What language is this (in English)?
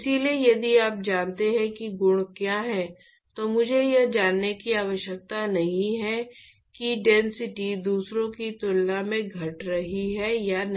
Hindi